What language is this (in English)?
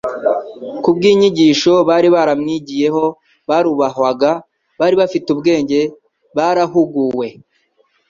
Kinyarwanda